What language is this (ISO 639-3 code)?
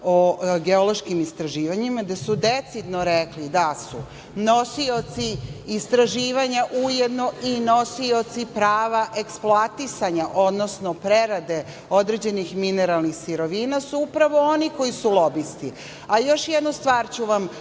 srp